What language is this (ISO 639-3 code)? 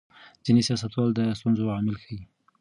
pus